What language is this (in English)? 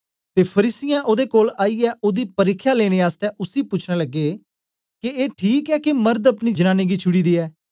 Dogri